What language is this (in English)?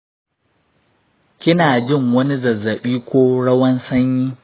Hausa